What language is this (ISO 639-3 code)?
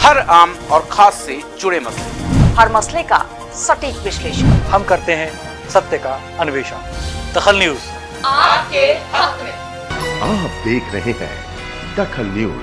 hin